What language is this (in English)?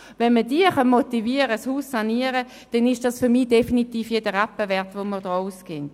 Swiss German